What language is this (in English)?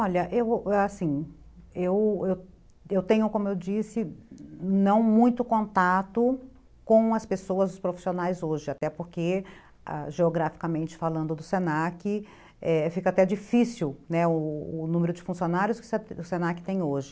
Portuguese